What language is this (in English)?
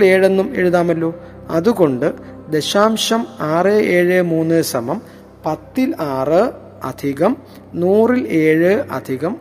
Malayalam